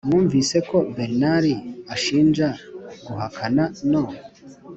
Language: Kinyarwanda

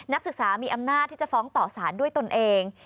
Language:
Thai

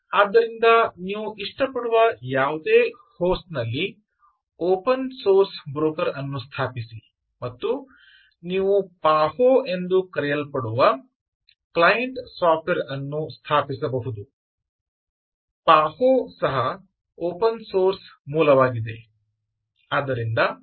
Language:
Kannada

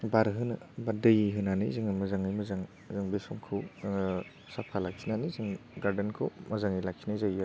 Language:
Bodo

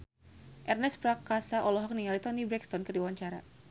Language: Sundanese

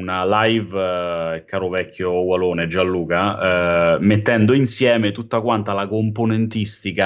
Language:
Italian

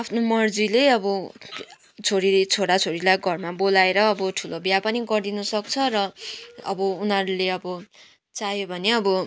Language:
Nepali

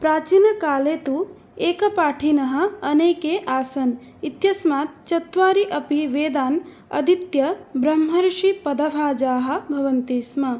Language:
Sanskrit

